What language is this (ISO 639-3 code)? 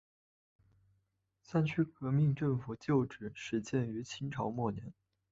zho